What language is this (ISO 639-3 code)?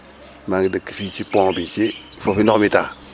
wol